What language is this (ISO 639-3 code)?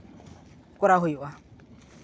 sat